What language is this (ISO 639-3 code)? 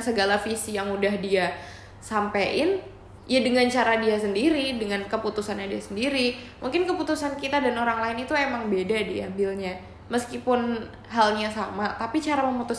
ind